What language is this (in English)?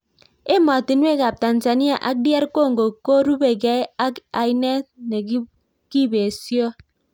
Kalenjin